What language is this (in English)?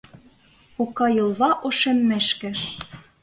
Mari